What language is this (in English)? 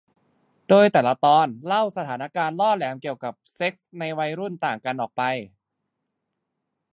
Thai